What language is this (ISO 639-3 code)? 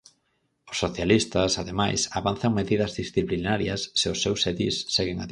glg